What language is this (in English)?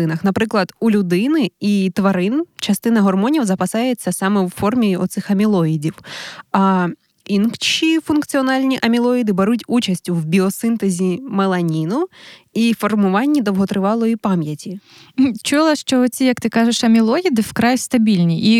Ukrainian